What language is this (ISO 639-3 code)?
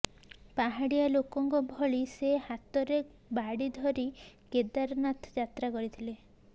ori